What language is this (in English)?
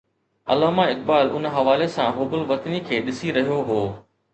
Sindhi